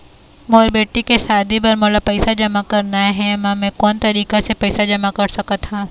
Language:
Chhattisgarhi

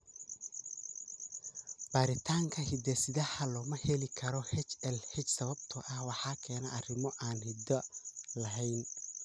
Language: Somali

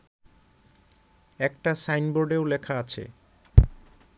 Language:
Bangla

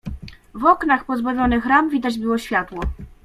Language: Polish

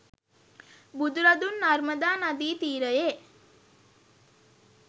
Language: Sinhala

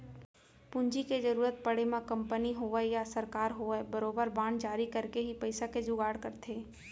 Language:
Chhattisgarhi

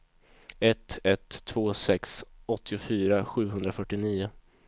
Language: Swedish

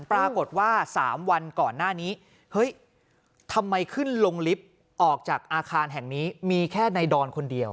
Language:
Thai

